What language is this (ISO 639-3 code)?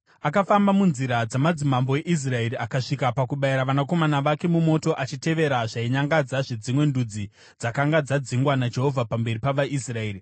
sna